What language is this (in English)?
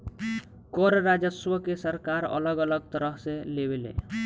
Bhojpuri